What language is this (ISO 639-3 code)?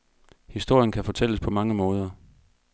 dan